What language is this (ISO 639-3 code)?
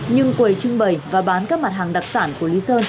vie